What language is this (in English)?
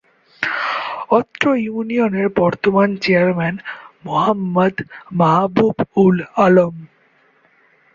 Bangla